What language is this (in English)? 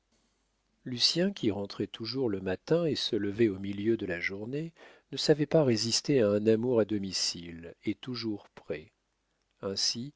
French